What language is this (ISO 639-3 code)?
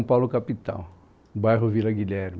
por